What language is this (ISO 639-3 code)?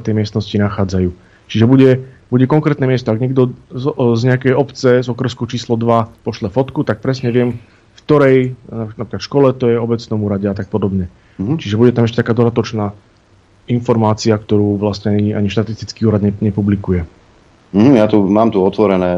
slk